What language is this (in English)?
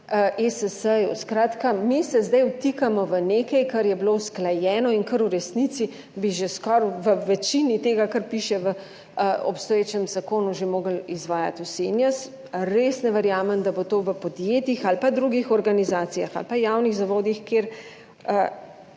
Slovenian